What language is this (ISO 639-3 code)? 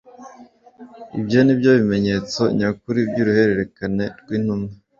kin